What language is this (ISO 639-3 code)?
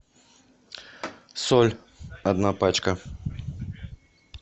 rus